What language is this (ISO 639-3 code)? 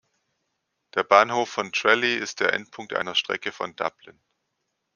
deu